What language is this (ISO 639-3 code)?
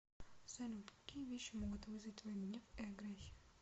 rus